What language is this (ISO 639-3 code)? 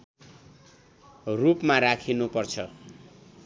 nep